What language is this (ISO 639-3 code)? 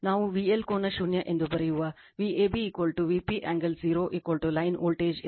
kan